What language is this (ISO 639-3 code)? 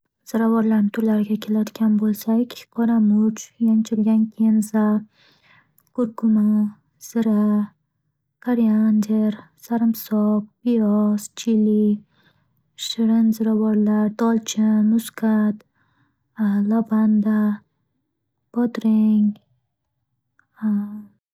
uzb